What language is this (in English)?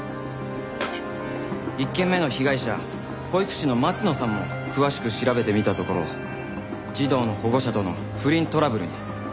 Japanese